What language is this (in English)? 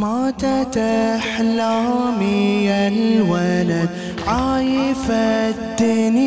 Arabic